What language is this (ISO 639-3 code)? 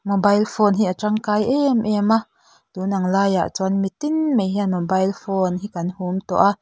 lus